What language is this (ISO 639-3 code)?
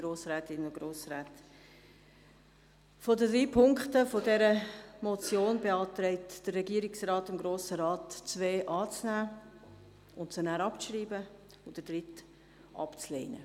gsw